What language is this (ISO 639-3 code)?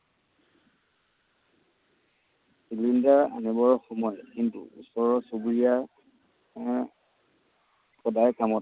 asm